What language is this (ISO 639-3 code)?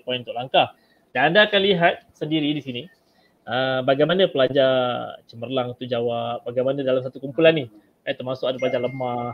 msa